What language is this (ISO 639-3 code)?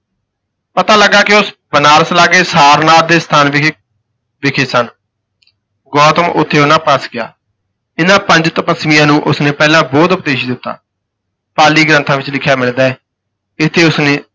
pan